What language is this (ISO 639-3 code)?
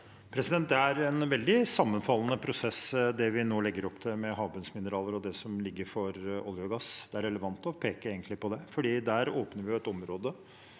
nor